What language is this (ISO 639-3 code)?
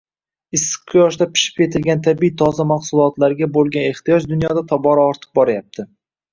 uzb